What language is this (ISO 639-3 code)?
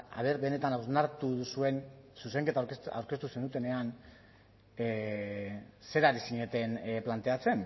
eus